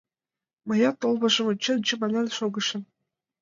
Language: Mari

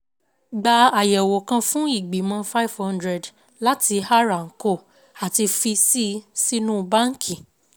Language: Yoruba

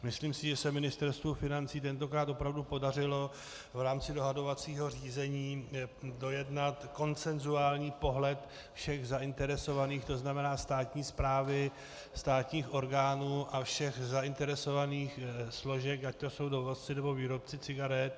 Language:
Czech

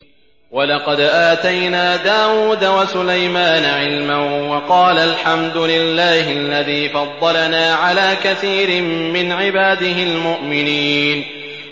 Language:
Arabic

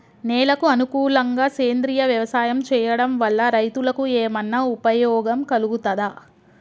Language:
Telugu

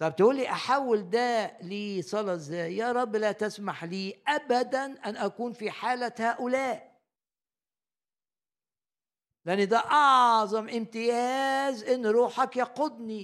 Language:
Arabic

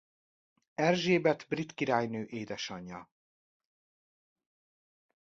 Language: Hungarian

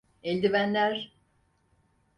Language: Turkish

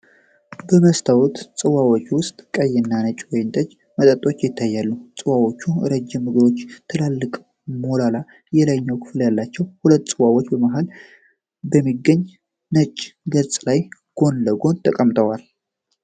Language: Amharic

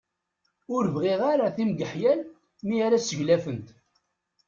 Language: Kabyle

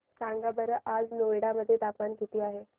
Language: Marathi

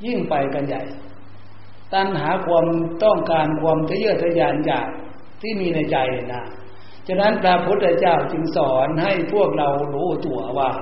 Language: Thai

